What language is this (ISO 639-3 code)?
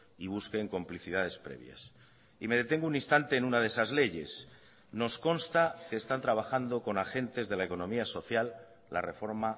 spa